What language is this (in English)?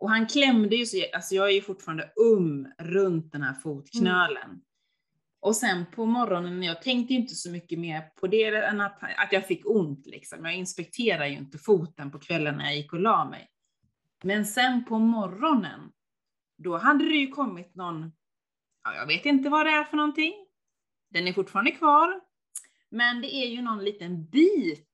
Swedish